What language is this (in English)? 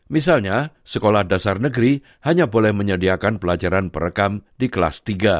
Indonesian